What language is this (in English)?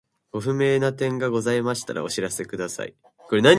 Japanese